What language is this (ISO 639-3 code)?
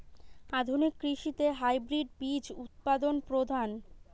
ben